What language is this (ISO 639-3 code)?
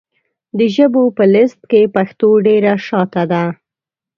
pus